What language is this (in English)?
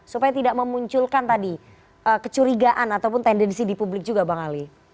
Indonesian